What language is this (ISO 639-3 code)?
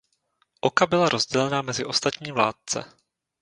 ces